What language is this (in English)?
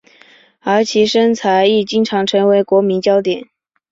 Chinese